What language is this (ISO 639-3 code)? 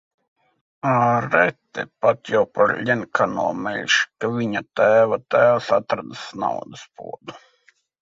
lav